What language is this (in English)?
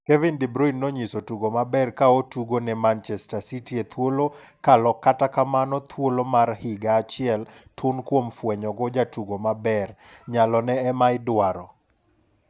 Luo (Kenya and Tanzania)